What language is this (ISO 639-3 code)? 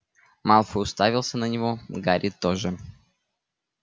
rus